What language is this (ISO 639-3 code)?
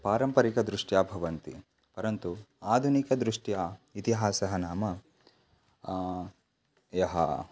san